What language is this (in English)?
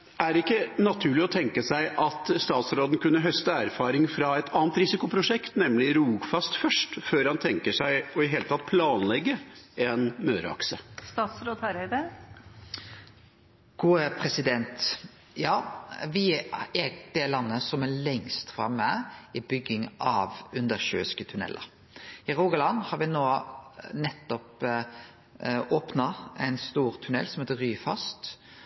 Norwegian